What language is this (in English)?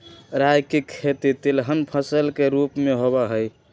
Magahi